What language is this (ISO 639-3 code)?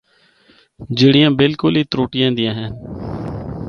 hno